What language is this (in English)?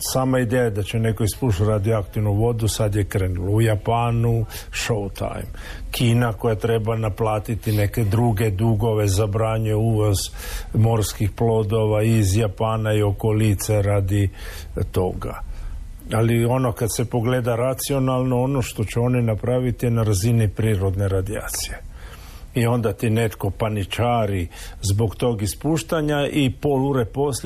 Croatian